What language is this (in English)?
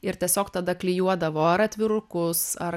Lithuanian